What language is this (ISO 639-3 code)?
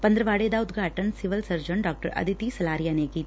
pan